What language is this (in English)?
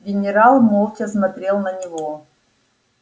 Russian